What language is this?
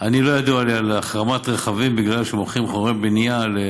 Hebrew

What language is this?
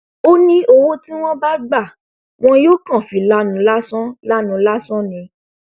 Yoruba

